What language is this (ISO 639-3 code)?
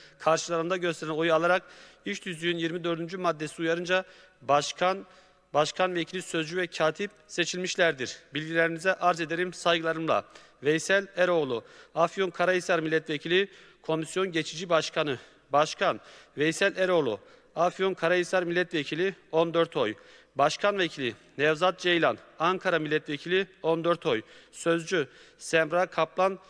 tur